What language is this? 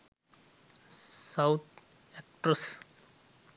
Sinhala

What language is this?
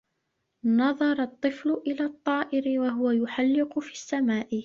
Arabic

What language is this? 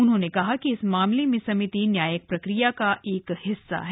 Hindi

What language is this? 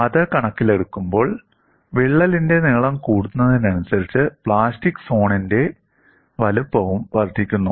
Malayalam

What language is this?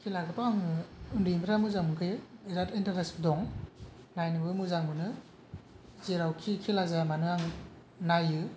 Bodo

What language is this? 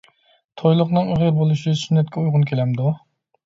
Uyghur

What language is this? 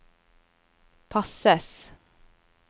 Norwegian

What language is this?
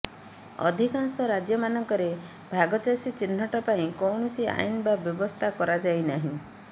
Odia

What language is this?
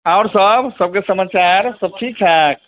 Maithili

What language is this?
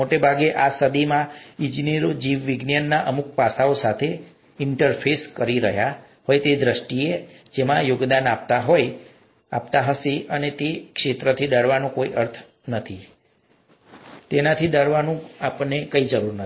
Gujarati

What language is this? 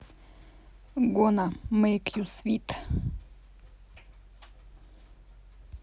Russian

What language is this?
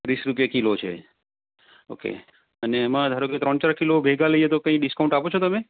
Gujarati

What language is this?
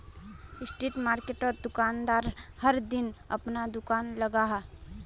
Magahi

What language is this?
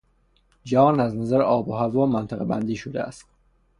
Persian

